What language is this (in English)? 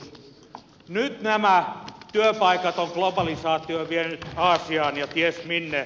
Finnish